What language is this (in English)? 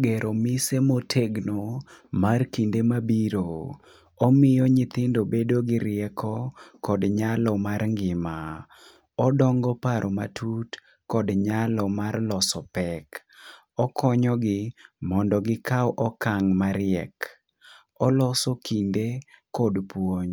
Luo (Kenya and Tanzania)